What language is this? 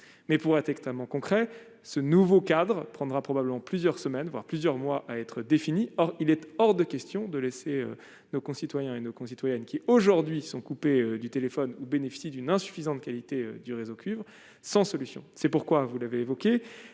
French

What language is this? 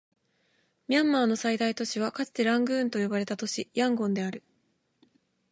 Japanese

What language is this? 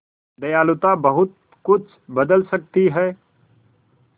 Hindi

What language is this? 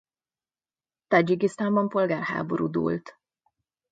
Hungarian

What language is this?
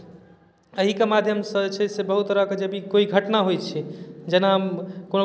Maithili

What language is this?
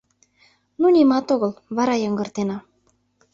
Mari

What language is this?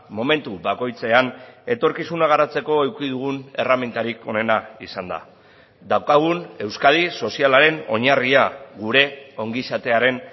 Basque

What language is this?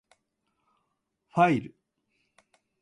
Japanese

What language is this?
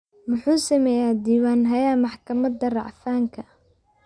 Somali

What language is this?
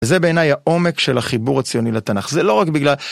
Hebrew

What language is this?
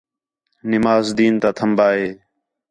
Khetrani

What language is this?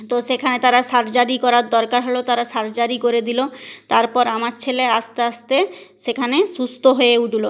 Bangla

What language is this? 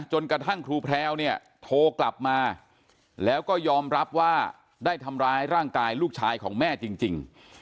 Thai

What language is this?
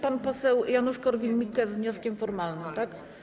Polish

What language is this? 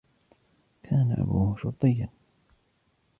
Arabic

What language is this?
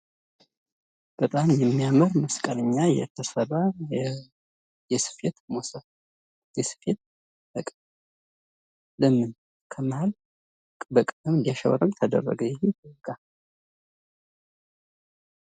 Amharic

